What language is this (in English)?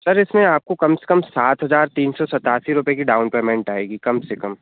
Hindi